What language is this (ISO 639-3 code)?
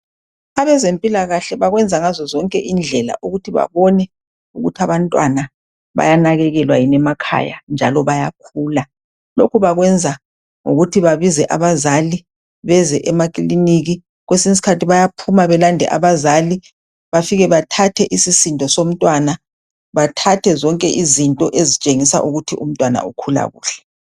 nde